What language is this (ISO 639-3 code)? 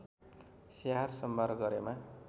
nep